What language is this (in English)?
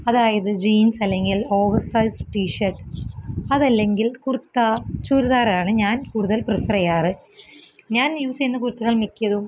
Malayalam